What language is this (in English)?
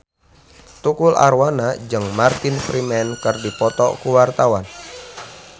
Sundanese